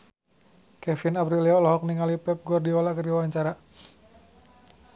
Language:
Sundanese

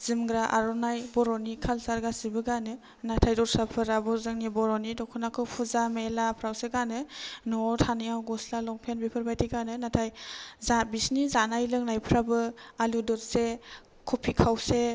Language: Bodo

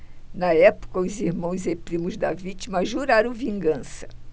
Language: Portuguese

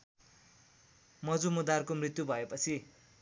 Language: Nepali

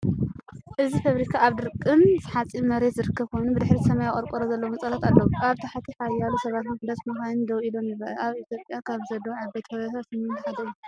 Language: Tigrinya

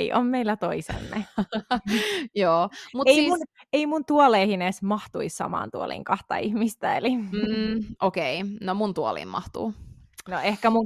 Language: Finnish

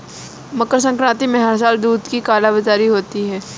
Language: Hindi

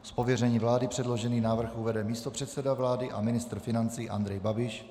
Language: Czech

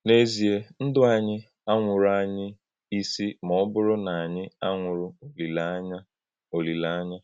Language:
Igbo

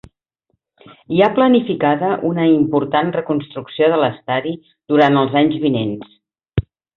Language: Catalan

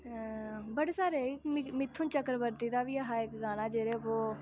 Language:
Dogri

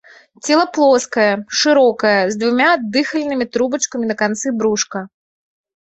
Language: Belarusian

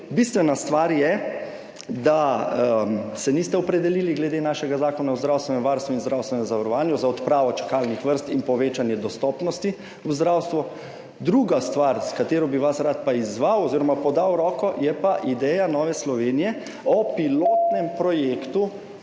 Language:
Slovenian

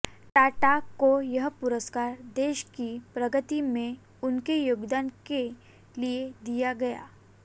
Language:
Hindi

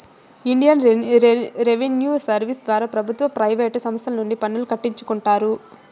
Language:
Telugu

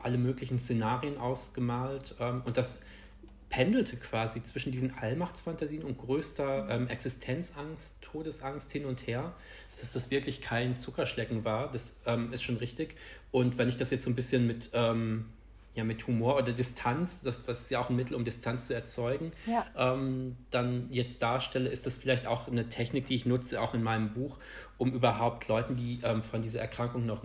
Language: German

